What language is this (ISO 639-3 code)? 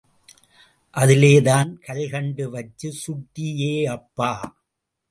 tam